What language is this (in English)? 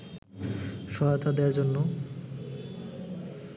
Bangla